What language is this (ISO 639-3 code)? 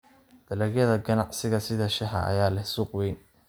som